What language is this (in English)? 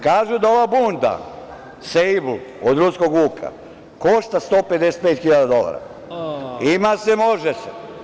Serbian